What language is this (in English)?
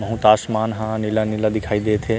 Chhattisgarhi